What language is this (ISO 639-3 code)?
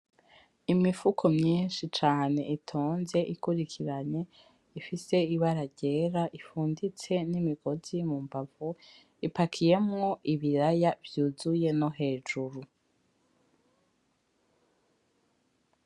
run